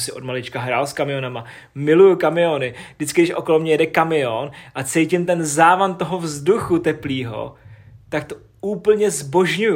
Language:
Czech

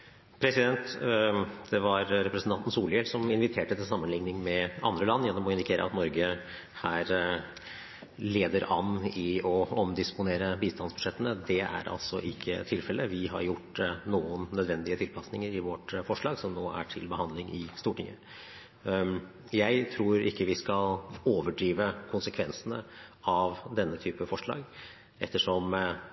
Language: Norwegian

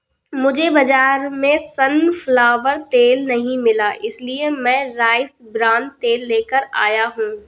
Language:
Hindi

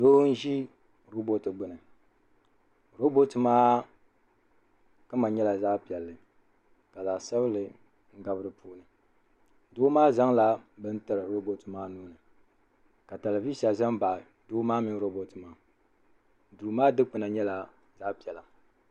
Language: Dagbani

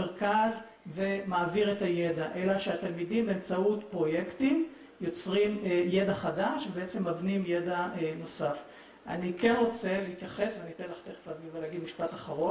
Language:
Hebrew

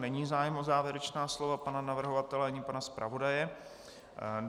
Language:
Czech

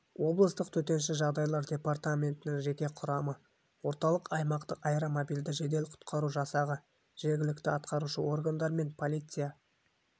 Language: Kazakh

